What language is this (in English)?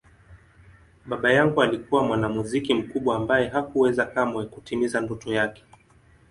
Swahili